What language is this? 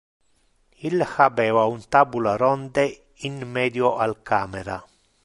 Interlingua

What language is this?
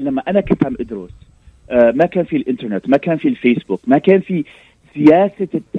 Arabic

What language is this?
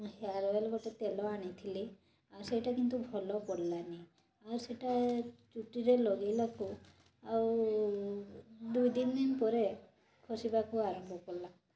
Odia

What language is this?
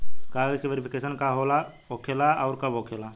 Bhojpuri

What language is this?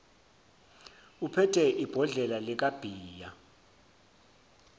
Zulu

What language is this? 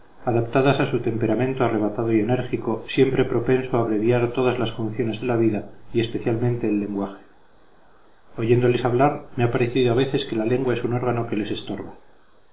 Spanish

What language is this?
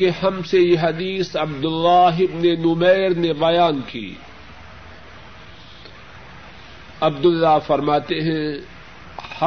Urdu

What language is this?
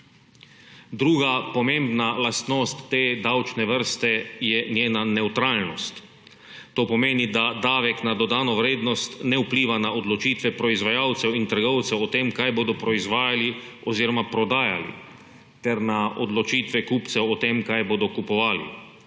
Slovenian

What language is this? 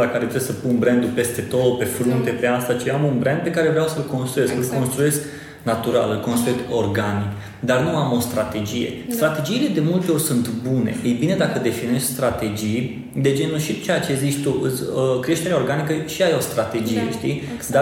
Romanian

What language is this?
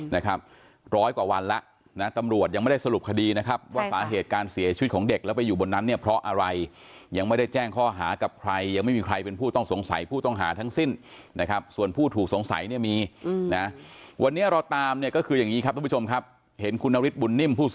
Thai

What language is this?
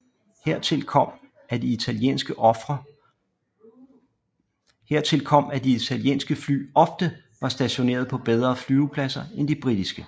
Danish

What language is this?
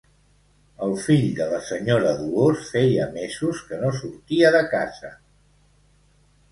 Catalan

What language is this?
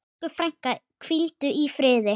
Icelandic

